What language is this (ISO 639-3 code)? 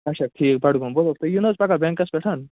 kas